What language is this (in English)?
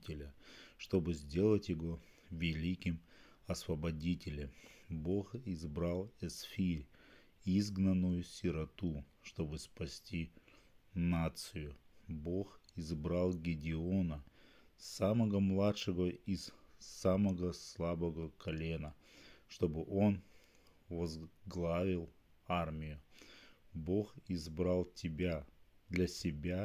Russian